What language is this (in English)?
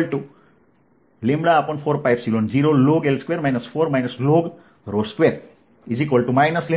Gujarati